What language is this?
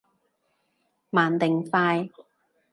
Cantonese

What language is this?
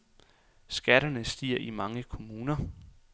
Danish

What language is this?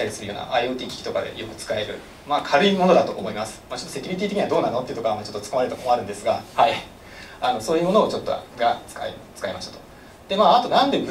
Japanese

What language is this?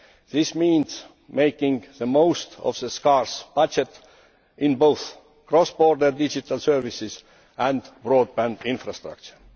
English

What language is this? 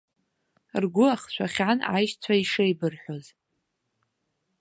Abkhazian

